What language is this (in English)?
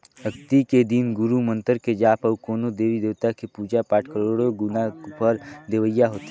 Chhattisgarhi